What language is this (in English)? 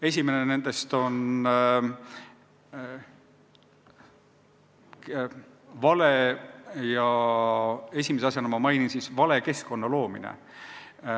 Estonian